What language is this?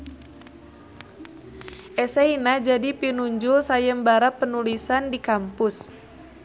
Sundanese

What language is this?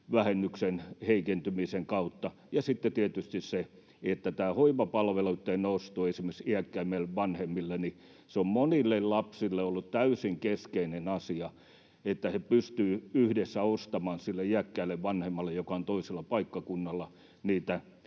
Finnish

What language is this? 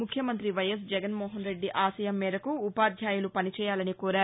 Telugu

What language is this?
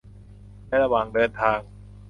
Thai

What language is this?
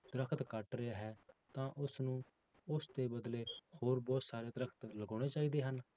Punjabi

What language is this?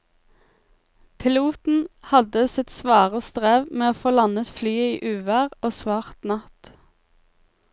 Norwegian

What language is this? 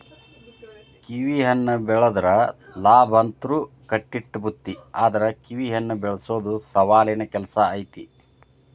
Kannada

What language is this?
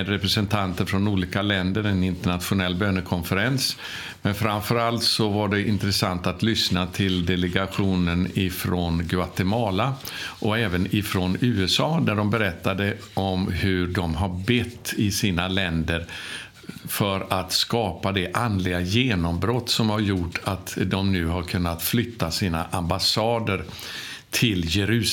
Swedish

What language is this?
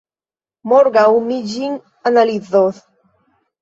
Esperanto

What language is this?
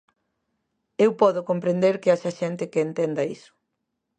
Galician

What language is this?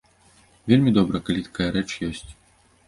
Belarusian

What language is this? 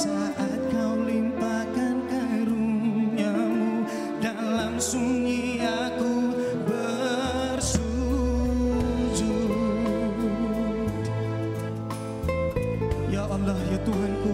Malay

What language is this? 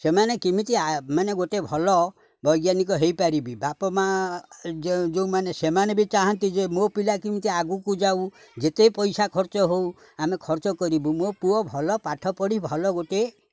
Odia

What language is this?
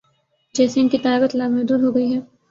Urdu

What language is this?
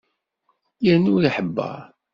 Kabyle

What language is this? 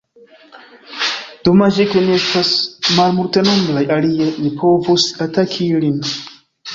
Esperanto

